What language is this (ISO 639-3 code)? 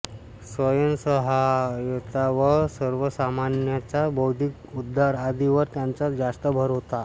mar